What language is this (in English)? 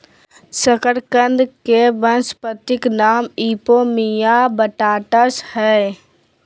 Magahi